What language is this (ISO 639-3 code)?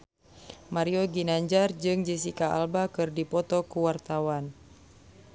sun